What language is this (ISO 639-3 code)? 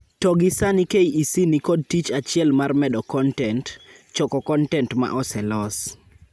luo